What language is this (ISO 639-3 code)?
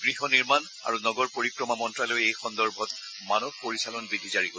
asm